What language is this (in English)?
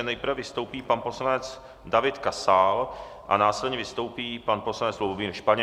Czech